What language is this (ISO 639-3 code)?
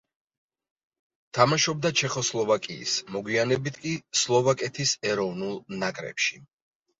kat